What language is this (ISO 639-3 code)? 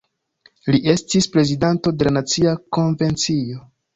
epo